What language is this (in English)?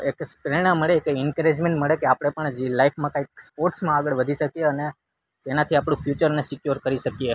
Gujarati